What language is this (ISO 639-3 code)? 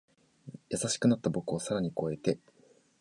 jpn